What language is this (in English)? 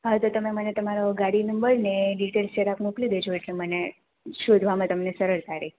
Gujarati